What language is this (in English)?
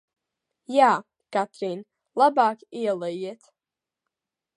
Latvian